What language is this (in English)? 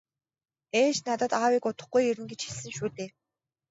Mongolian